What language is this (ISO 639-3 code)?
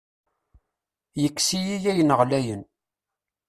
kab